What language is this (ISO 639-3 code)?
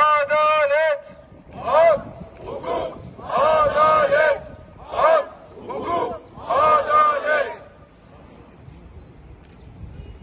tur